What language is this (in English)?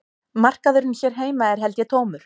Icelandic